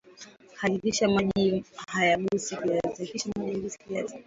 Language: Swahili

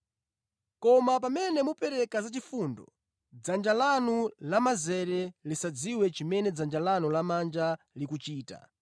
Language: Nyanja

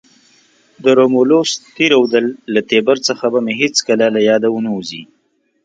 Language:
Pashto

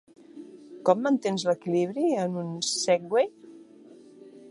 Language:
Catalan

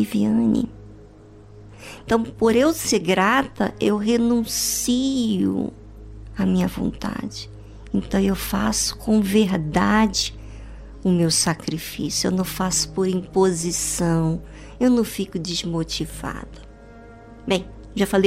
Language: Portuguese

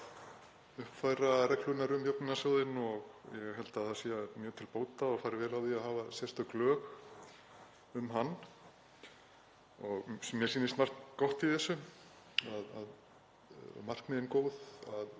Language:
Icelandic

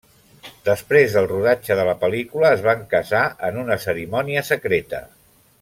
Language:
Catalan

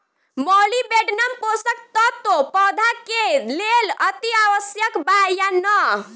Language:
Bhojpuri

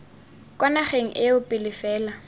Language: Tswana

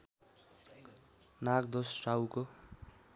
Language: Nepali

